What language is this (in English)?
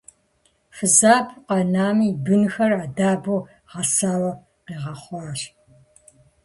Kabardian